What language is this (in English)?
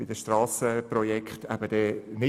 Swiss German